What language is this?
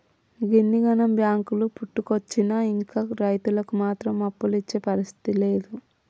Telugu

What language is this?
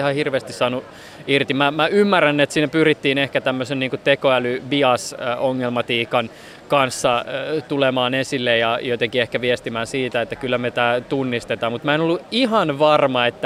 Finnish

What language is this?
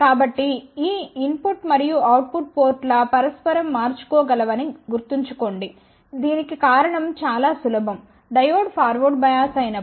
Telugu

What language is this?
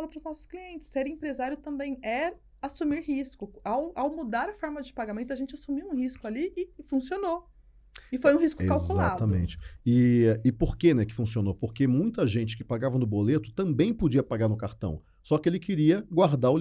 Portuguese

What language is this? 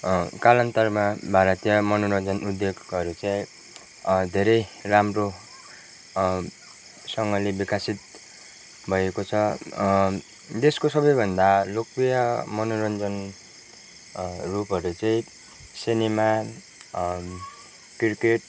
Nepali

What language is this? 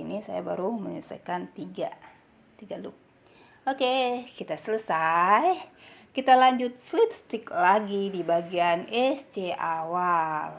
Indonesian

